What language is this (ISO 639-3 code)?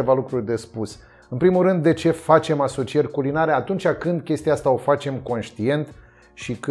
ron